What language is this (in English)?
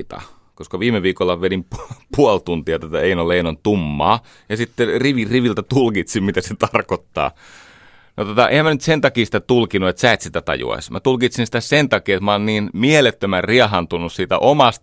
Finnish